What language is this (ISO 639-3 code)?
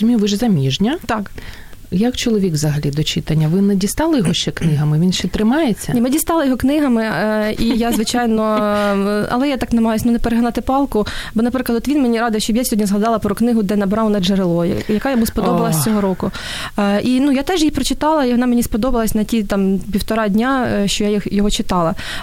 ukr